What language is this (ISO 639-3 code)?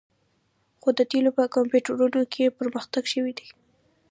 pus